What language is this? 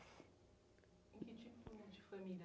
Portuguese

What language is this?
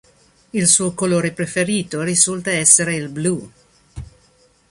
Italian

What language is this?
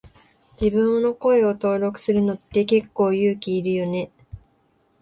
Japanese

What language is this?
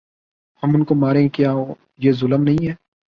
Urdu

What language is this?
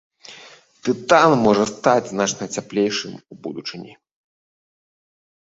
Belarusian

